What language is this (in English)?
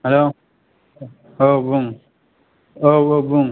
Bodo